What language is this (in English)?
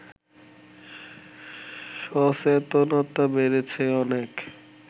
Bangla